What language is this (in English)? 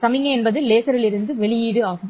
Tamil